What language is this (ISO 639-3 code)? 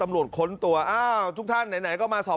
tha